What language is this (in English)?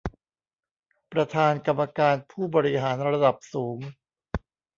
Thai